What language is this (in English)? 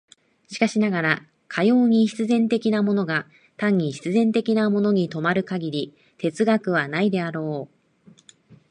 Japanese